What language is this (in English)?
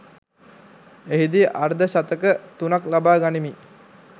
Sinhala